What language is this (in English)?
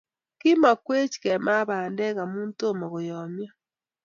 Kalenjin